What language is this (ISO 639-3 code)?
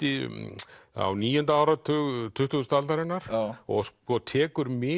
isl